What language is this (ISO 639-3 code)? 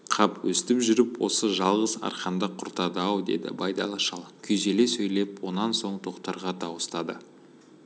kaz